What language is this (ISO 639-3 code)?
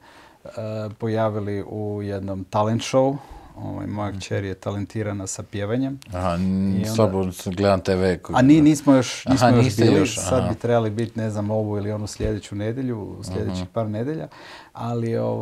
hrv